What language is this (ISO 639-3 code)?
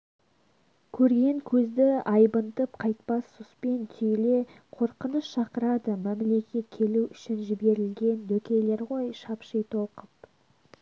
kaz